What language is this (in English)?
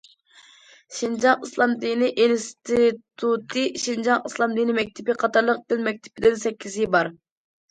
Uyghur